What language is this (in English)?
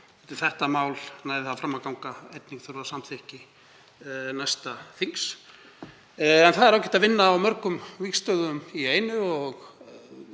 Icelandic